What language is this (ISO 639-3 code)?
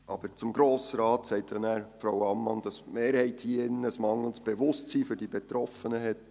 gsw